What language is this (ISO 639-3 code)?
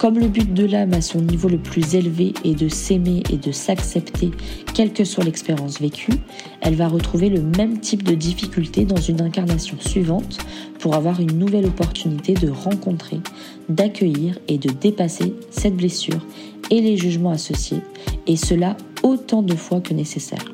fra